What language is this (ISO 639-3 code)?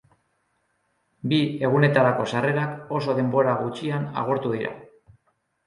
eus